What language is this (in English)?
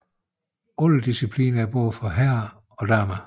Danish